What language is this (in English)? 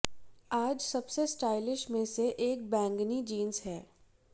Hindi